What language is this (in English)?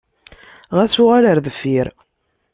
Kabyle